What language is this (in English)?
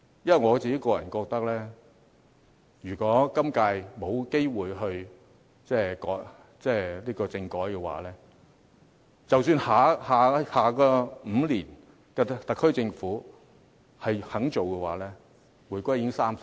Cantonese